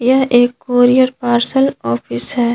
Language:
Hindi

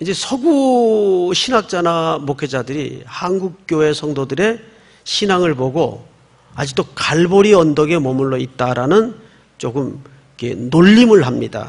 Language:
Korean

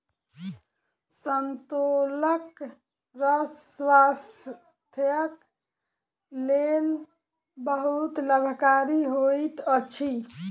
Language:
Maithili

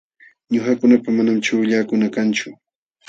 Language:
Jauja Wanca Quechua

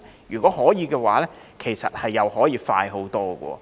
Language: Cantonese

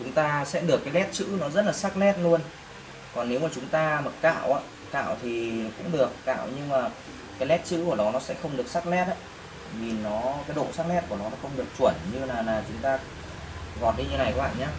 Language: Vietnamese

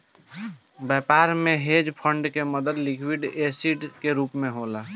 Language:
Bhojpuri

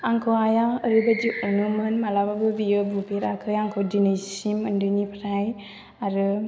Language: Bodo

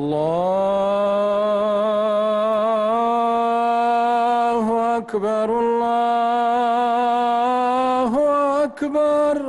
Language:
Arabic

